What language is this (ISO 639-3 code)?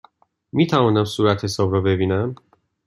fas